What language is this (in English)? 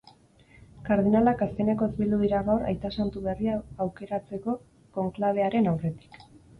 Basque